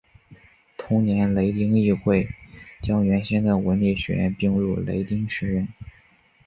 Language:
Chinese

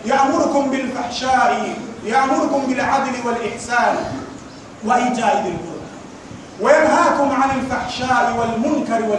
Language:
Arabic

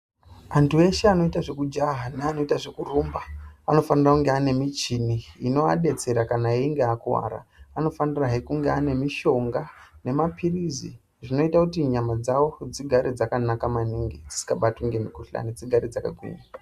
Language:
Ndau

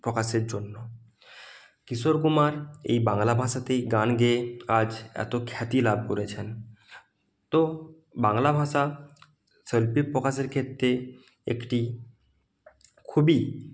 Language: Bangla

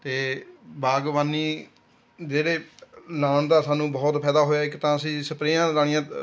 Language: Punjabi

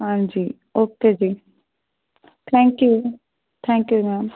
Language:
Punjabi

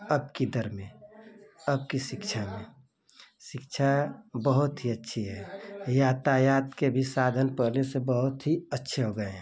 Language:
Hindi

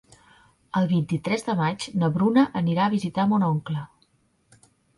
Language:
Catalan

